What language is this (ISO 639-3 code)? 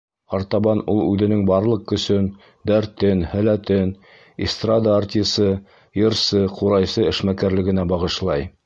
bak